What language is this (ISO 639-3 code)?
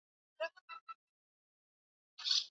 swa